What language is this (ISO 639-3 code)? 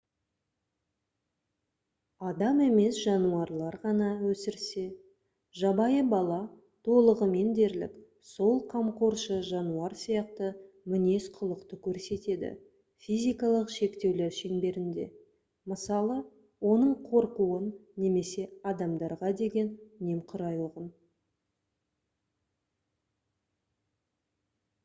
kaz